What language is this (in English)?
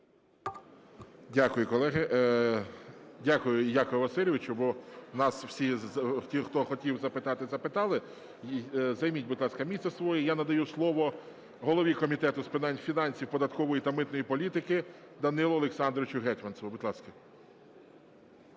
Ukrainian